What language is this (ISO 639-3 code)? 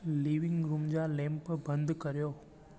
snd